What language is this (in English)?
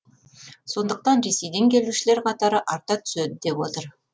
Kazakh